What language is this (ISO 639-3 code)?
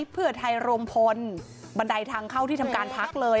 tha